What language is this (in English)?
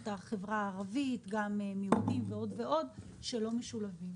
Hebrew